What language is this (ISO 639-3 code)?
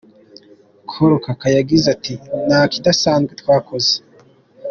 kin